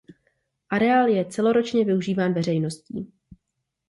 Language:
Czech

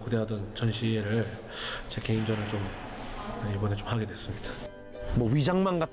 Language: Korean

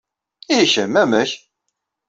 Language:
Kabyle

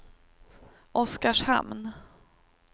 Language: Swedish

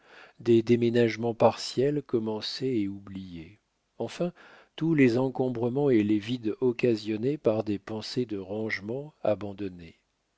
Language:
French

